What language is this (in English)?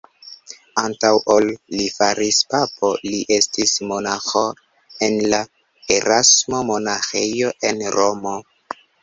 Esperanto